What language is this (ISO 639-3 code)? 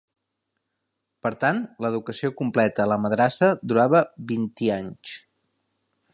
cat